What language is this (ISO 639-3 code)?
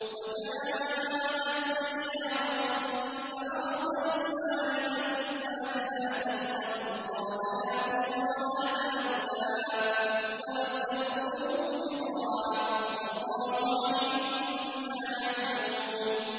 ara